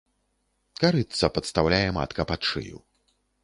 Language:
Belarusian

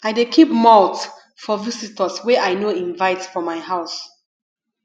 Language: Nigerian Pidgin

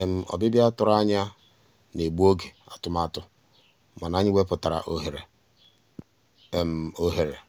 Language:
Igbo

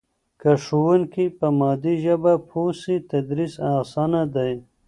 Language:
Pashto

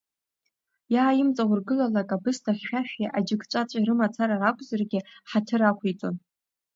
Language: Abkhazian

